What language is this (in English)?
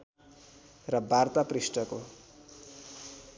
Nepali